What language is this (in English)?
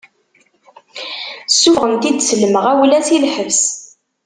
Kabyle